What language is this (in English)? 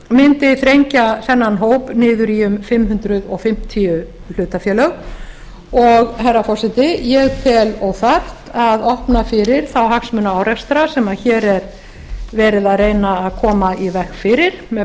Icelandic